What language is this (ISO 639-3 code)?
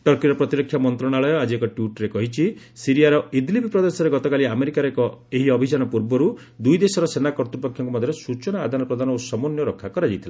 ori